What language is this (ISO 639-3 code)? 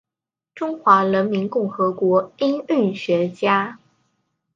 zho